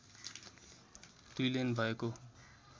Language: Nepali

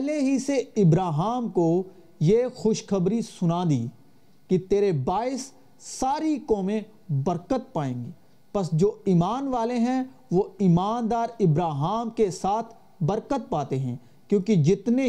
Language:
Urdu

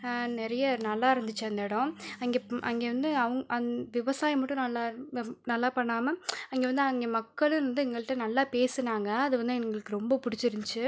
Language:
Tamil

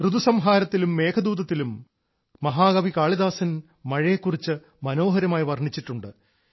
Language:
Malayalam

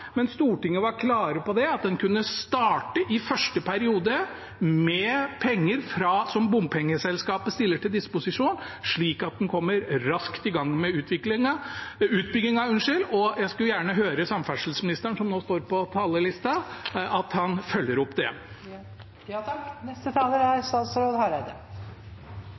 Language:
Norwegian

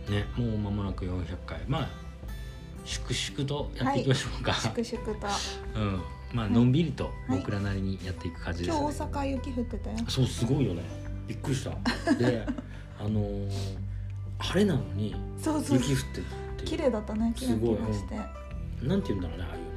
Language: Japanese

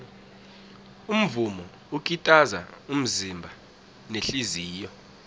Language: South Ndebele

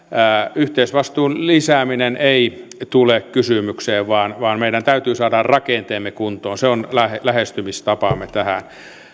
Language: Finnish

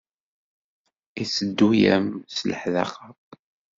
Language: Kabyle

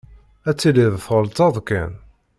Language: Kabyle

